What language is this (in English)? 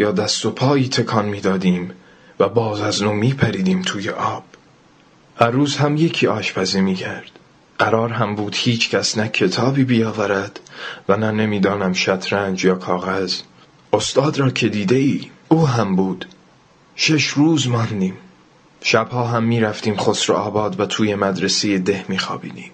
Persian